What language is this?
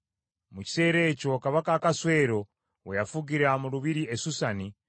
Ganda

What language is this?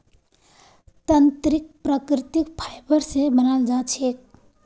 Magahi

